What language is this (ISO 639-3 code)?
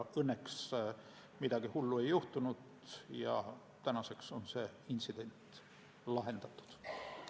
est